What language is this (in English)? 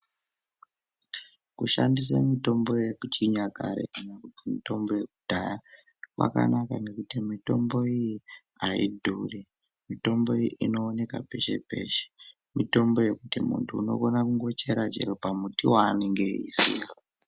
Ndau